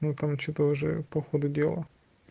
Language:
Russian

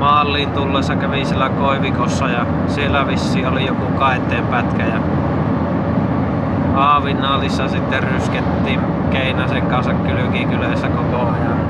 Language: Finnish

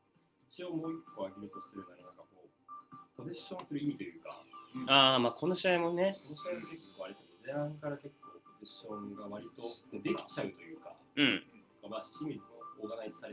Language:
Japanese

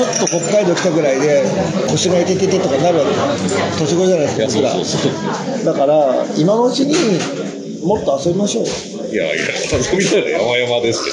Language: Japanese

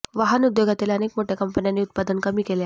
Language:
Marathi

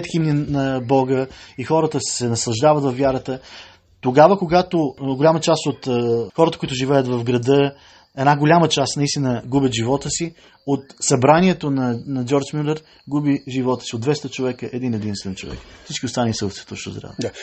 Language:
Bulgarian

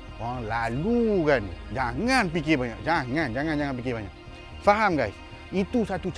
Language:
Malay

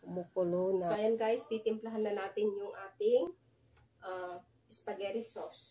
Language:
Filipino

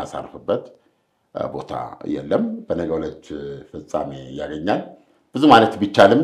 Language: Arabic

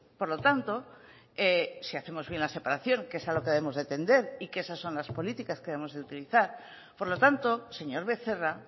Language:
Spanish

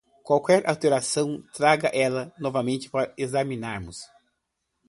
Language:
Portuguese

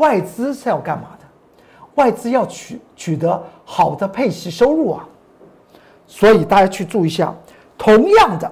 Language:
Chinese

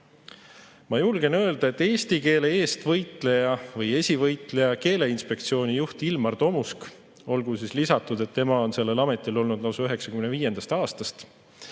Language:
Estonian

